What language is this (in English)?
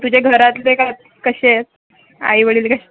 Marathi